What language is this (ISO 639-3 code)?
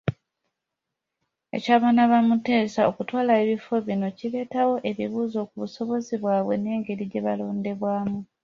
lug